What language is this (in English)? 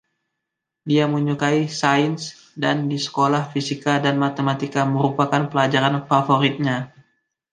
Indonesian